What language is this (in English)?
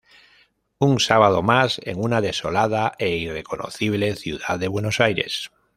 Spanish